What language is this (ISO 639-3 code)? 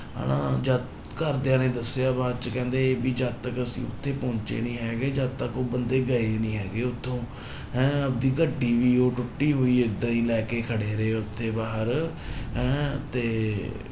pan